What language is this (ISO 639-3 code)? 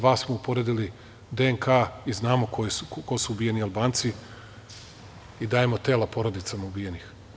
srp